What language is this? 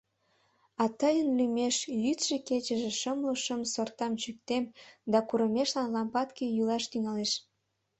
Mari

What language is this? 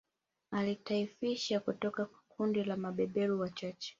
Swahili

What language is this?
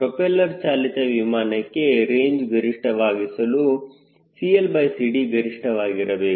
Kannada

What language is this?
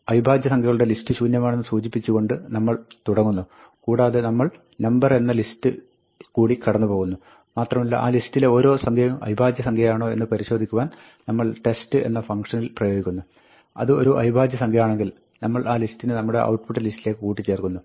Malayalam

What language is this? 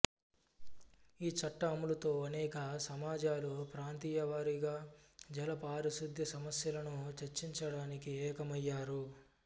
Telugu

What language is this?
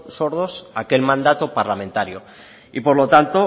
Spanish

